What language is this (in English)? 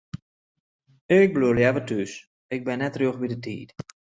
Western Frisian